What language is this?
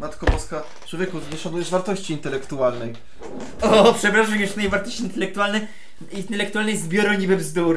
Polish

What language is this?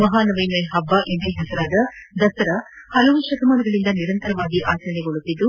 Kannada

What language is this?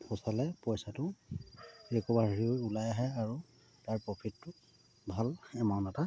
Assamese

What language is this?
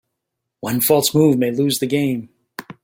English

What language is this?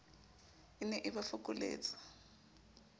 Southern Sotho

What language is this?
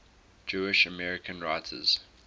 English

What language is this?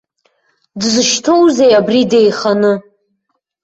Abkhazian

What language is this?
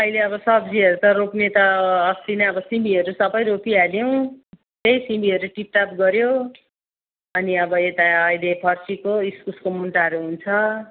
Nepali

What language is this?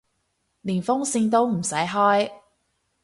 Cantonese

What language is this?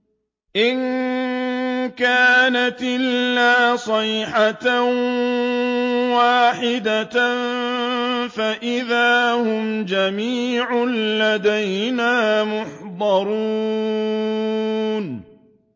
Arabic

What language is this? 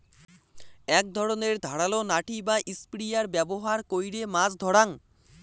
Bangla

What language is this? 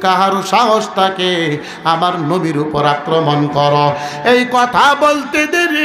Arabic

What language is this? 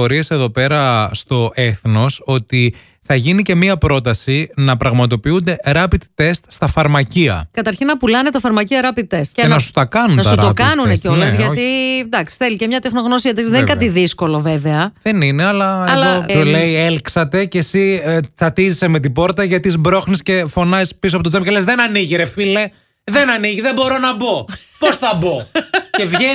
Greek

